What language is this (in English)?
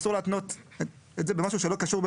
Hebrew